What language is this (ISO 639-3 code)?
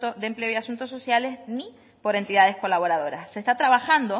spa